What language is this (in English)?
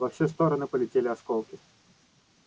Russian